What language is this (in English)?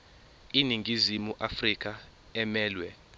Zulu